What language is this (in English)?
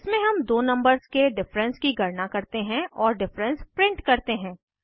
Hindi